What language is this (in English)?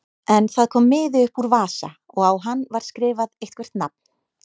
Icelandic